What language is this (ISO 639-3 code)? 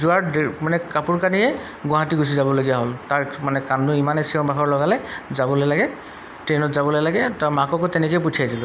asm